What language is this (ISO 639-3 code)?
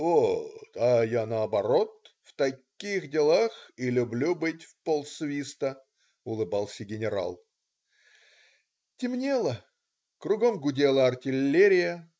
rus